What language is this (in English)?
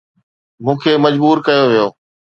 Sindhi